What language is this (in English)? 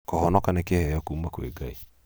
Kikuyu